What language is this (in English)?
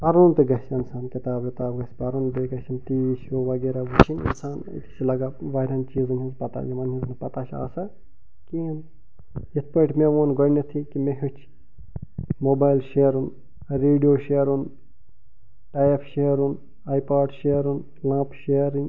Kashmiri